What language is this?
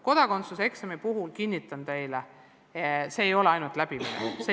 Estonian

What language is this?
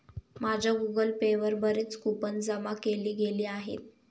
Marathi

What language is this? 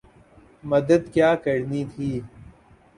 Urdu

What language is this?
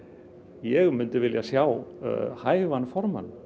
Icelandic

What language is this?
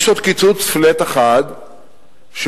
Hebrew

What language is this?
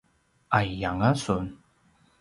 Paiwan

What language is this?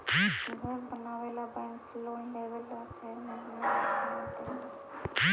Magahi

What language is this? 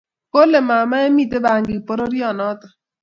Kalenjin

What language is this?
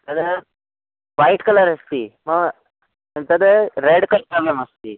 Sanskrit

